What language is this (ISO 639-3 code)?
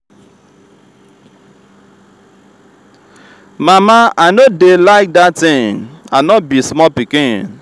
pcm